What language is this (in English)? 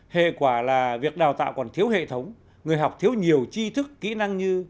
Vietnamese